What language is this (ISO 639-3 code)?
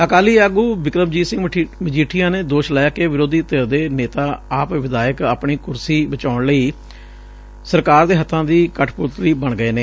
pan